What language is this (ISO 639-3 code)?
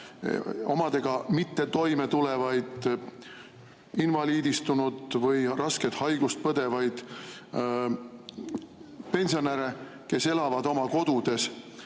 est